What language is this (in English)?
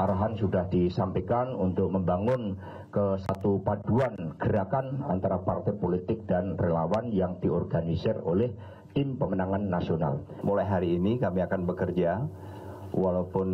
Indonesian